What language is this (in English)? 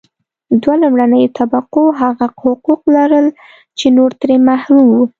Pashto